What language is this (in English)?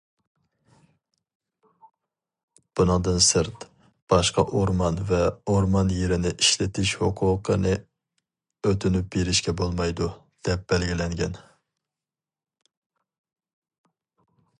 Uyghur